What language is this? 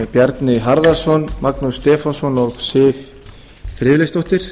Icelandic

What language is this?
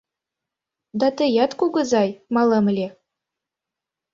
Mari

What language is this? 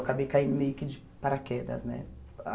Portuguese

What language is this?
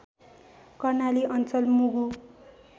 Nepali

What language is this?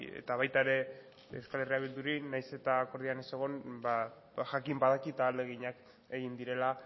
Basque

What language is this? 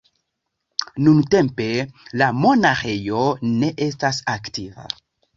Esperanto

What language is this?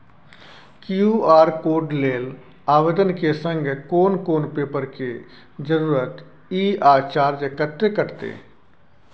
Maithili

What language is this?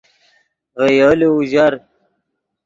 Yidgha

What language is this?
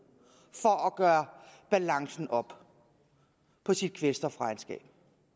Danish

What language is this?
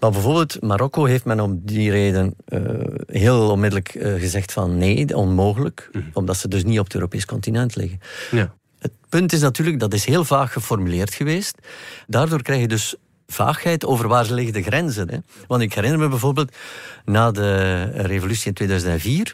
Dutch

